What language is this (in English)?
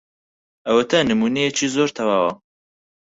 Central Kurdish